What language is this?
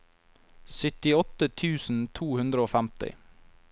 Norwegian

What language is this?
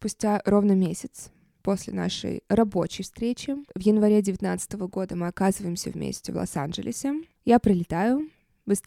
Russian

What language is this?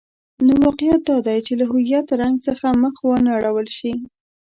Pashto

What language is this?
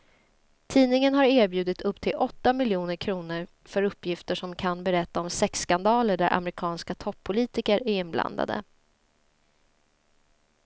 Swedish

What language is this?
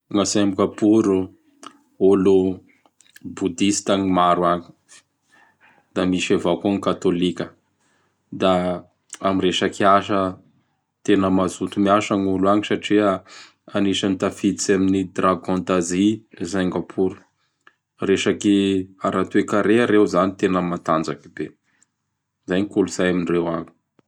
Bara Malagasy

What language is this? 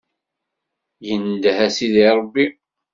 Kabyle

